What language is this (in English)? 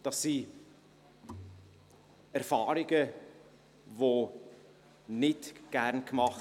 Swiss German